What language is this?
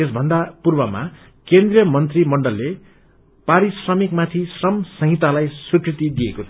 Nepali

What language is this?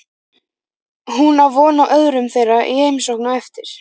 Icelandic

